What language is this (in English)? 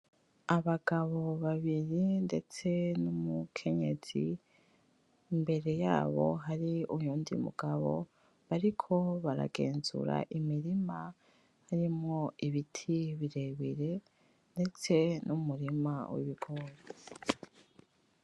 Rundi